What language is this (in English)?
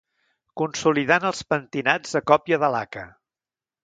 Catalan